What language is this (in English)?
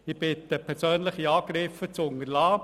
Swiss German